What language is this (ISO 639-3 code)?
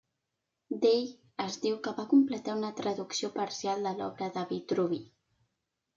cat